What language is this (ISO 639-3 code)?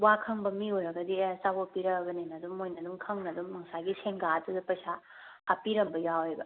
mni